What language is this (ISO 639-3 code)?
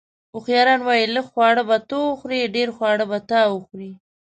pus